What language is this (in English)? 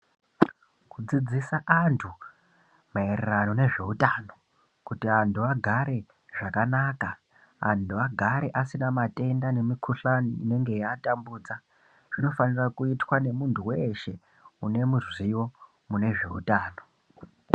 Ndau